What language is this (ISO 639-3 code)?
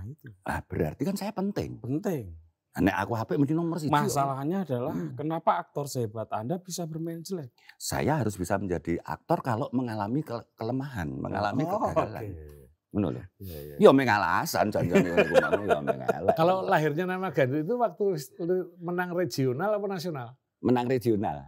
ind